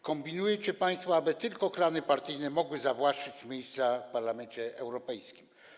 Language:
Polish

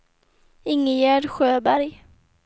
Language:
Swedish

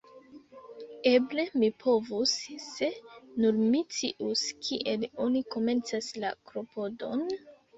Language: Esperanto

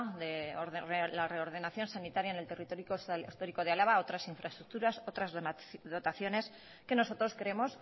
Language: Spanish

